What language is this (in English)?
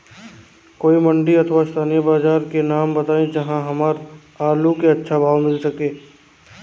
Bhojpuri